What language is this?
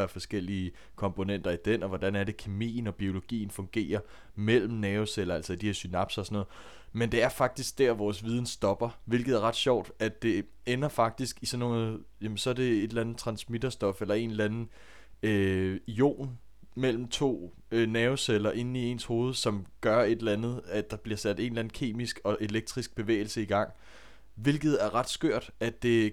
Danish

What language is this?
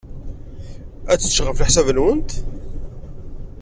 Kabyle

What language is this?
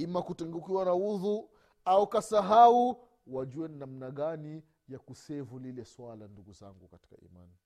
Swahili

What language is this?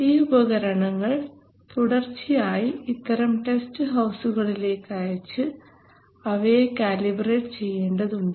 Malayalam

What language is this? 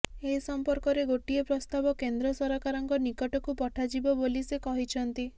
Odia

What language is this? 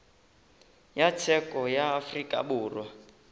Northern Sotho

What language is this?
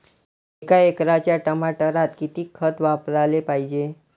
Marathi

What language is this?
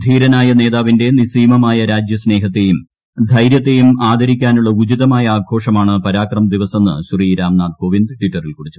Malayalam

